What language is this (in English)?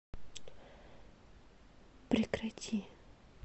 Russian